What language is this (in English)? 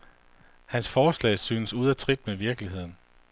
Danish